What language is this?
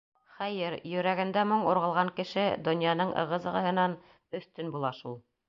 Bashkir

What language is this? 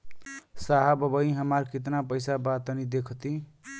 Bhojpuri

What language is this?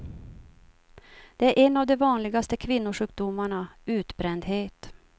Swedish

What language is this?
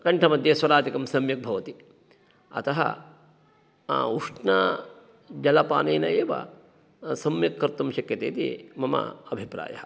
Sanskrit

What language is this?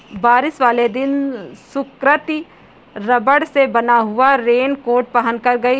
Hindi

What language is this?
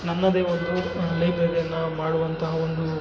Kannada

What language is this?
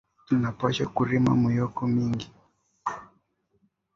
Swahili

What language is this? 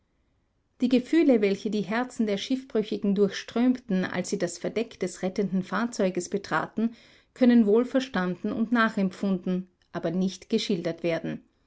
German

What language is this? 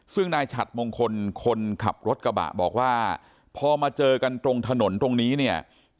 Thai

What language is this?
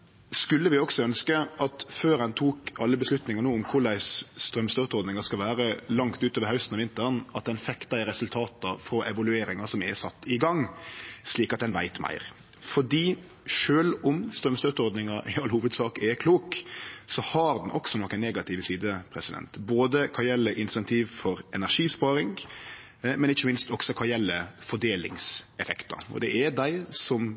Norwegian Nynorsk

